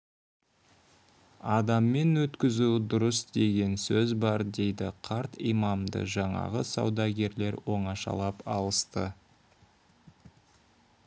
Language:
Kazakh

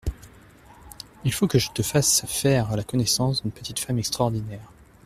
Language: French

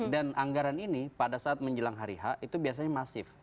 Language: Indonesian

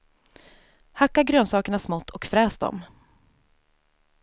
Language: Swedish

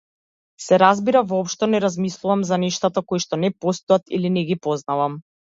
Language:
Macedonian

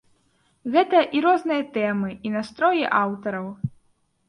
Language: Belarusian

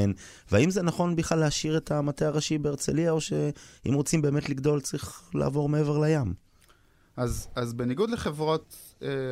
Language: Hebrew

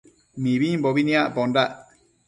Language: Matsés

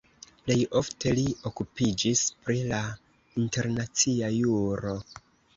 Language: Esperanto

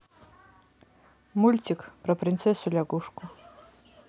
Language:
Russian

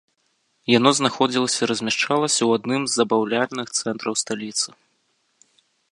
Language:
Belarusian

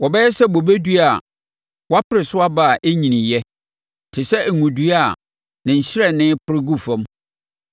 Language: Akan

